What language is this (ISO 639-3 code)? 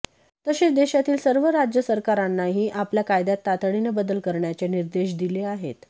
mar